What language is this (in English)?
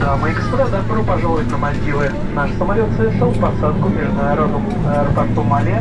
Russian